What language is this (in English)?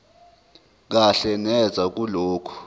Zulu